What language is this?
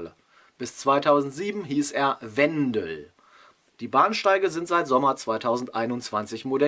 German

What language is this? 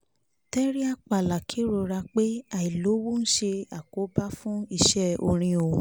Yoruba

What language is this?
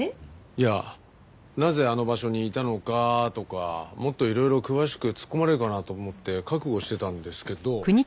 Japanese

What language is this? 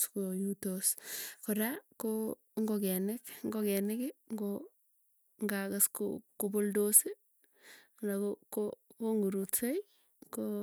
Tugen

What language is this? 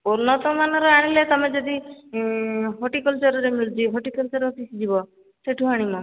Odia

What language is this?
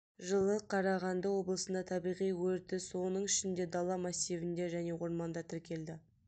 Kazakh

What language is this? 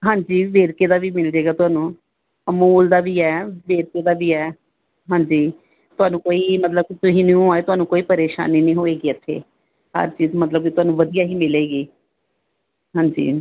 Punjabi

